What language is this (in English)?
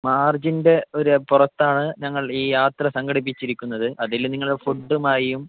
Malayalam